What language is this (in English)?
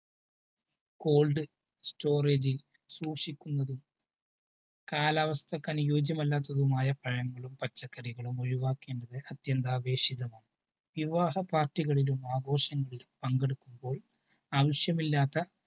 Malayalam